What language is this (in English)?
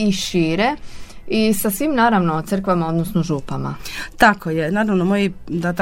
Croatian